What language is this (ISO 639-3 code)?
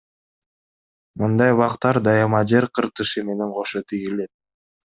kir